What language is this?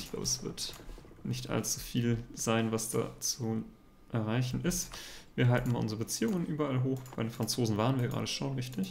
German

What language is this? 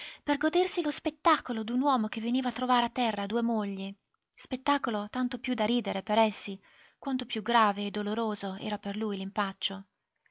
Italian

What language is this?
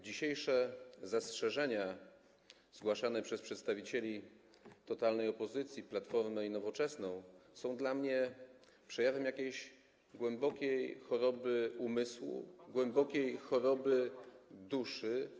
Polish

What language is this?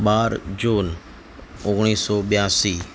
Gujarati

